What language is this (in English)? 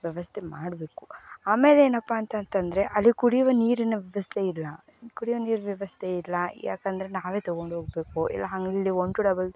Kannada